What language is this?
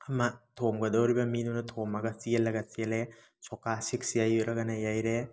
Manipuri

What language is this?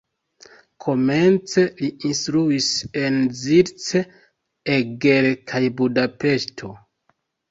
Esperanto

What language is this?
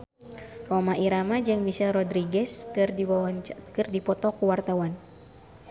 Sundanese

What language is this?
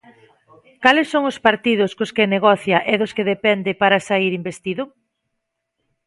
Galician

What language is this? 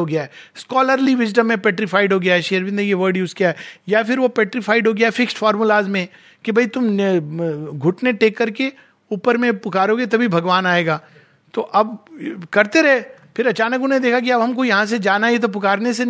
Hindi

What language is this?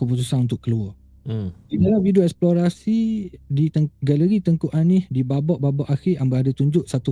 Malay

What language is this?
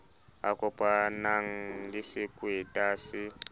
Southern Sotho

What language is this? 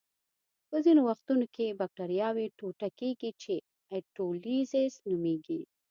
Pashto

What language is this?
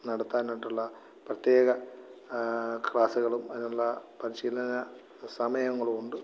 Malayalam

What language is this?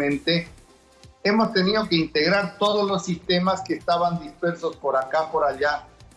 Spanish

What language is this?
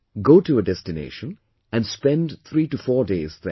English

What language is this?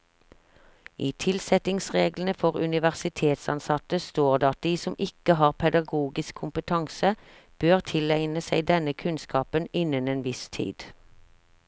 Norwegian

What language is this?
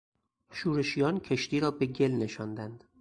Persian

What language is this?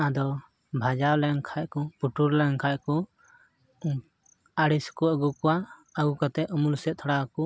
Santali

